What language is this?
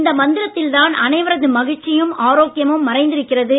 Tamil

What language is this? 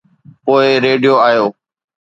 Sindhi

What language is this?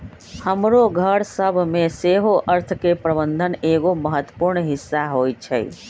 Magahi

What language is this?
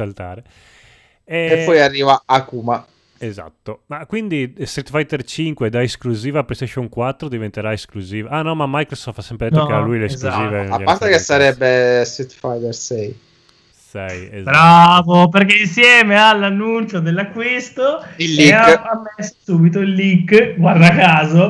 Italian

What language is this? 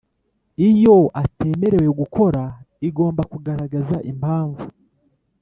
Kinyarwanda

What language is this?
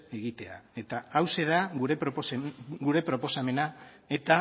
Basque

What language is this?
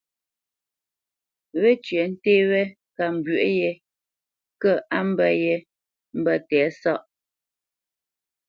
Bamenyam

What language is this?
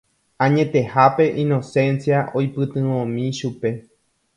Guarani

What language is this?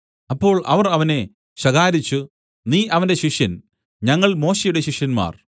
Malayalam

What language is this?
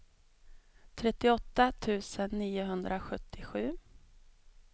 Swedish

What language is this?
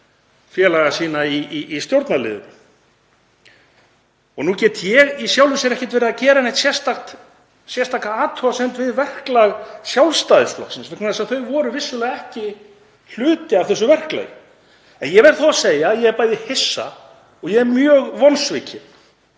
Icelandic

